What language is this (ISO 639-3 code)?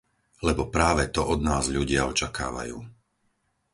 slk